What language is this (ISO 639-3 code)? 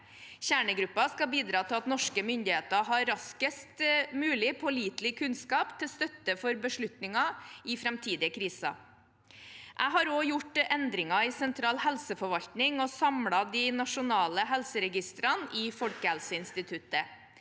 nor